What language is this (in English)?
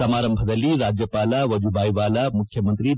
Kannada